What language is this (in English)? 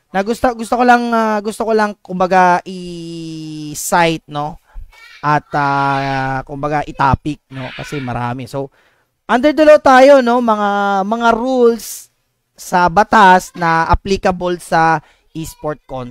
Filipino